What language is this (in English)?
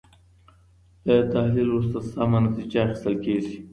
Pashto